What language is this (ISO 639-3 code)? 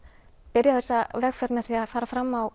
isl